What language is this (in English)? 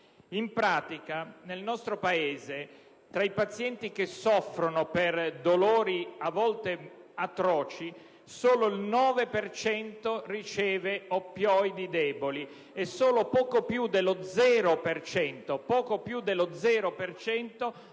Italian